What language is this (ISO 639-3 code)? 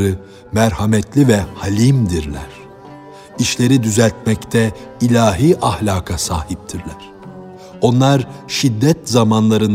tur